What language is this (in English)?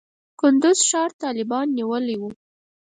Pashto